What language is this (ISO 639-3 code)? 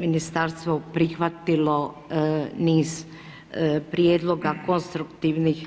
hrv